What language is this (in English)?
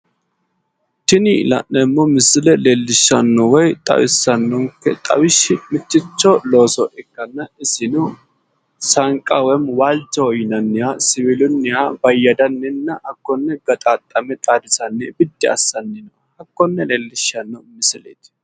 Sidamo